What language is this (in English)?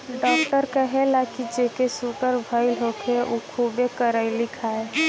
Bhojpuri